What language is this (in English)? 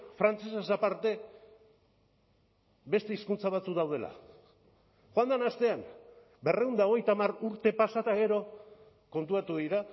Basque